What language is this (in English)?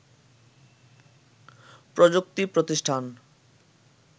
Bangla